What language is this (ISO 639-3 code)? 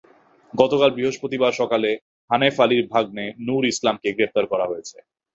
ben